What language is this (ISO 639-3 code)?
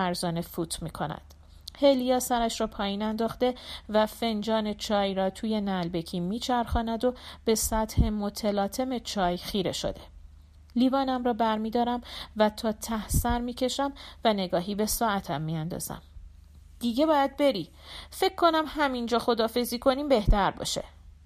fas